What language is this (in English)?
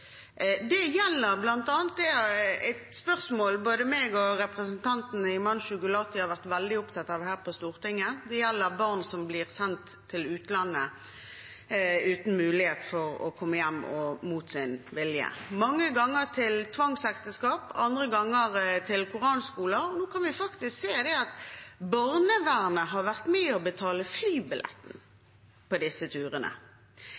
Norwegian Bokmål